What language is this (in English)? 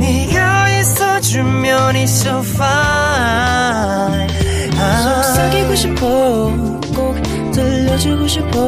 Korean